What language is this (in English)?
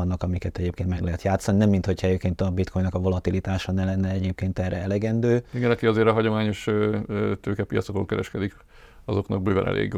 Hungarian